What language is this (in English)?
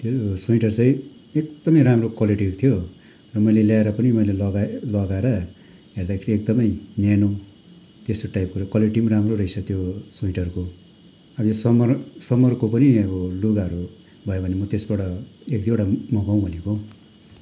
Nepali